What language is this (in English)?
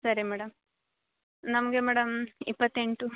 Kannada